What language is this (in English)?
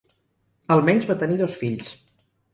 Catalan